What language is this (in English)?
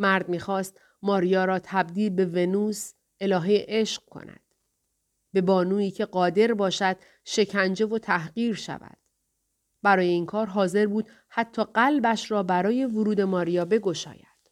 Persian